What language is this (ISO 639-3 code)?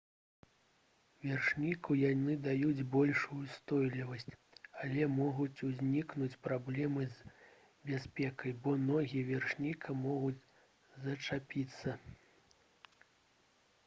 bel